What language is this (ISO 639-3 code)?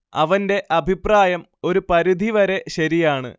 mal